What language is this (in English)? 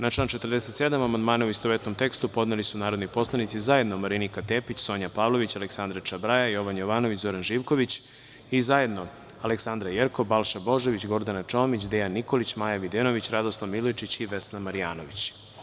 Serbian